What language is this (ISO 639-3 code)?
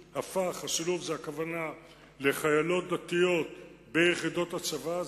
heb